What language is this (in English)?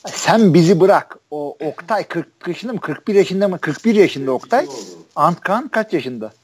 Turkish